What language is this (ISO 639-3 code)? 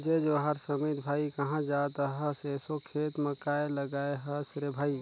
hne